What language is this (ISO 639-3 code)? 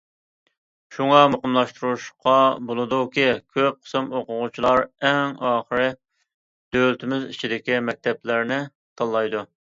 uig